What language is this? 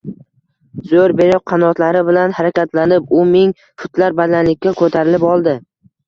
Uzbek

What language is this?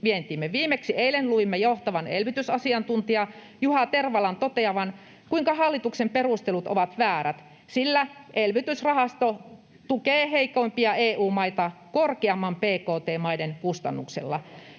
Finnish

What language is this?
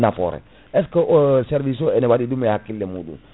Fula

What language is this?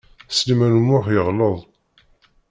Kabyle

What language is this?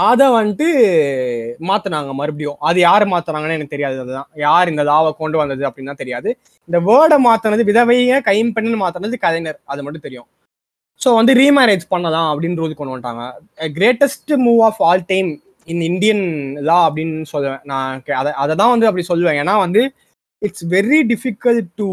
Tamil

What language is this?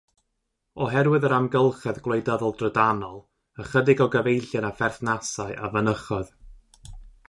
Welsh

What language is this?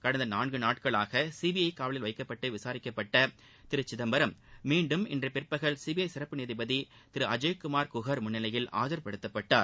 Tamil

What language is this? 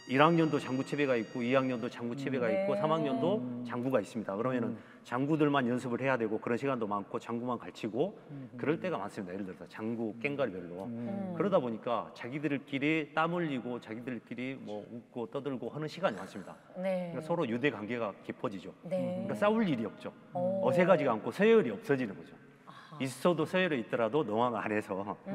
Korean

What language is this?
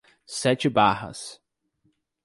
Portuguese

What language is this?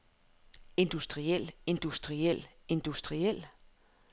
Danish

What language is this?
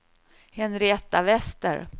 Swedish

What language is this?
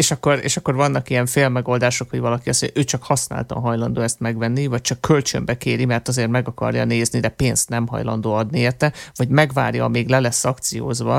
Hungarian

